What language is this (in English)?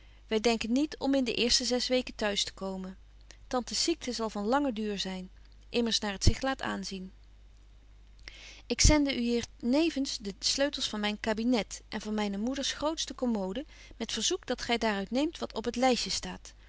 Dutch